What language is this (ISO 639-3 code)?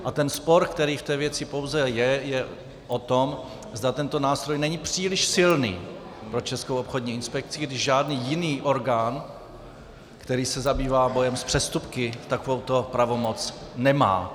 ces